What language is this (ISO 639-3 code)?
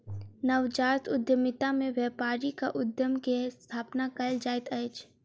mai